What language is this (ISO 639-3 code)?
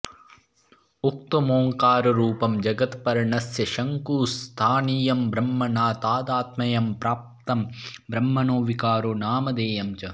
san